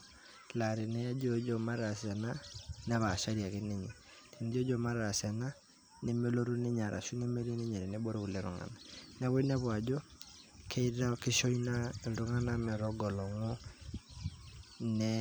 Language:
Masai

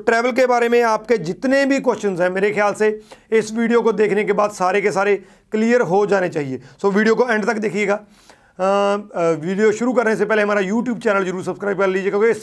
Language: Hindi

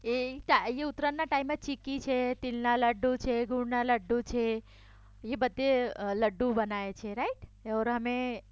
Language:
Gujarati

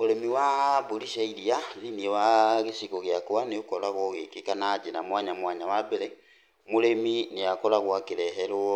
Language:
Kikuyu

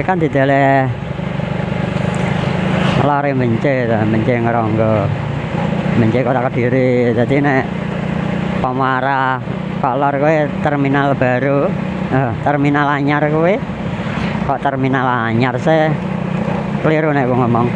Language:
Indonesian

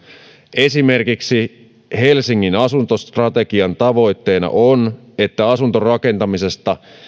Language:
Finnish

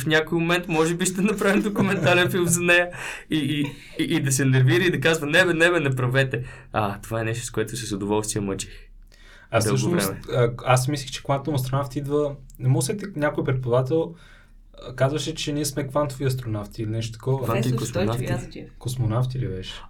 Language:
Bulgarian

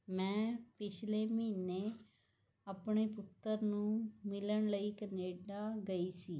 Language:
Punjabi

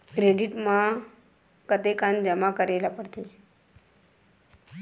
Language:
Chhattisgarhi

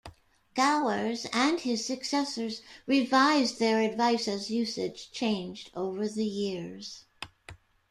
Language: English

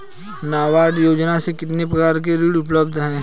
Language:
Hindi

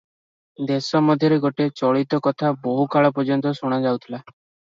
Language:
Odia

